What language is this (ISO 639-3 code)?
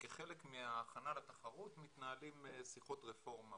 heb